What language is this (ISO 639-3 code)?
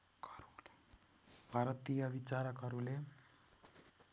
nep